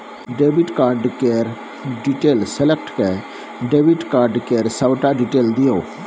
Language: Maithili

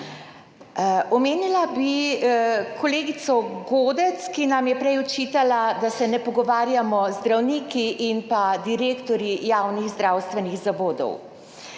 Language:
Slovenian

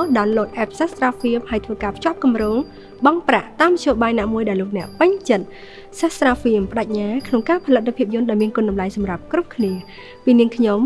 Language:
Vietnamese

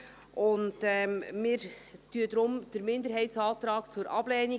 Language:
Swiss German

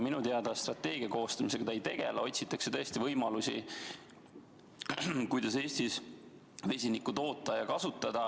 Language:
Estonian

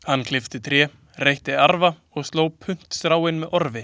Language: Icelandic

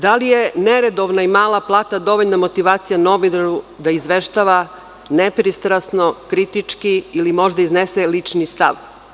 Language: Serbian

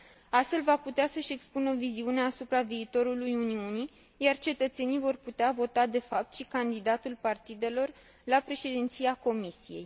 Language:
Romanian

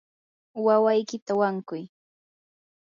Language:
Yanahuanca Pasco Quechua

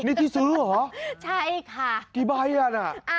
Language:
Thai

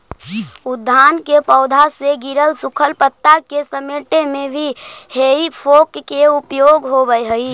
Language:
Magahi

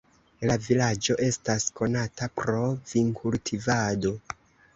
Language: Esperanto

